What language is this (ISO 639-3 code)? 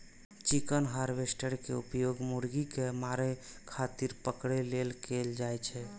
mai